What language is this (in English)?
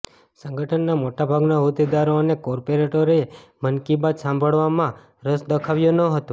Gujarati